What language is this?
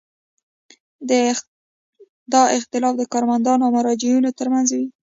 Pashto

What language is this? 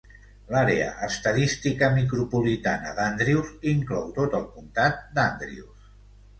Catalan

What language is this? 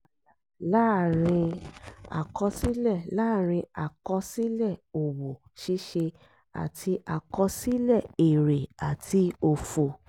Yoruba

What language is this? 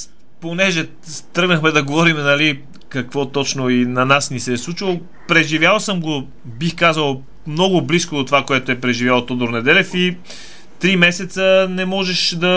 Bulgarian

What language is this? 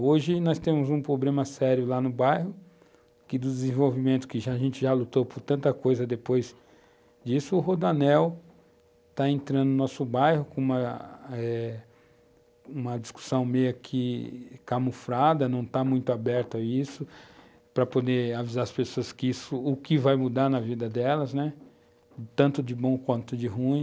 Portuguese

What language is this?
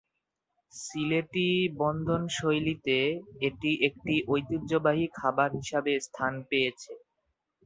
Bangla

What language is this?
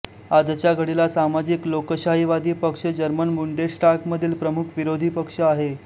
Marathi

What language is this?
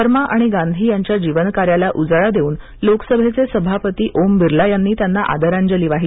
Marathi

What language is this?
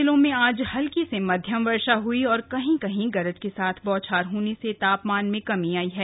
Hindi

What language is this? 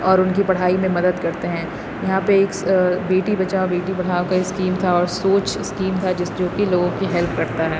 Urdu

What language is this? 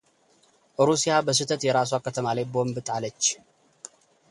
Amharic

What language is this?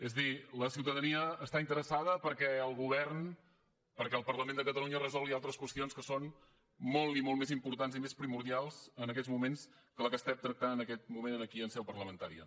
Catalan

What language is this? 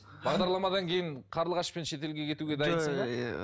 Kazakh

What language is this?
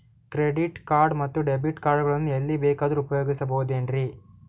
Kannada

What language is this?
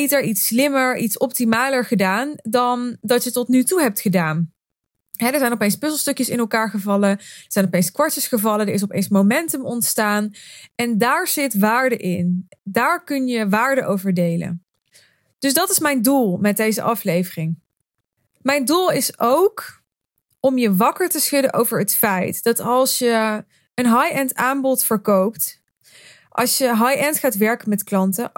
Dutch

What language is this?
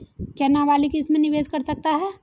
Hindi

